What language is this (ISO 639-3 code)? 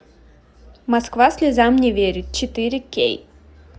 rus